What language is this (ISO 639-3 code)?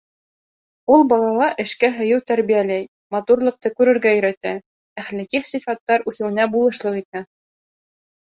bak